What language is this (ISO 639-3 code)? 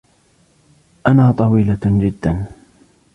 ara